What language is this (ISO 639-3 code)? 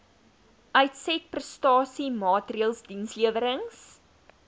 afr